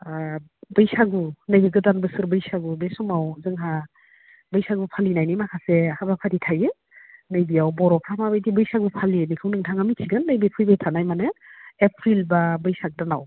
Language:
Bodo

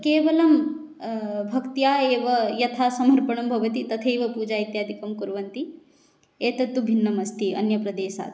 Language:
Sanskrit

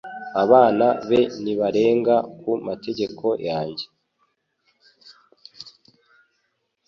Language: Kinyarwanda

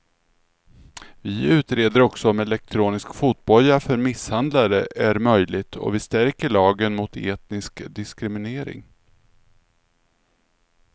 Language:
Swedish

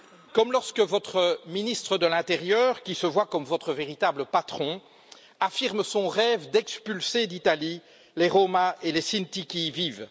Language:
French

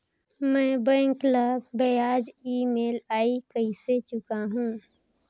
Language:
Chhattisgarhi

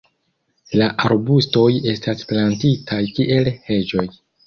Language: Esperanto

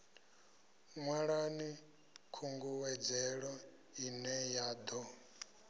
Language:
Venda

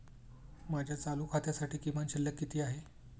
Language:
Marathi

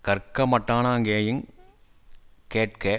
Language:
Tamil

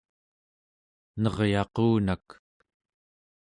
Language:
Central Yupik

